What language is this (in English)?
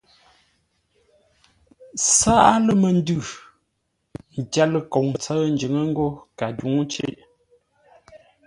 Ngombale